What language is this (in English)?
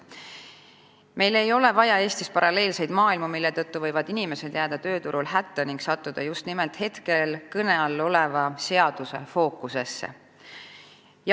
Estonian